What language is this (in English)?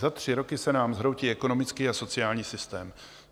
Czech